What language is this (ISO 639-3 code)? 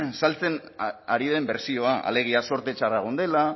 eus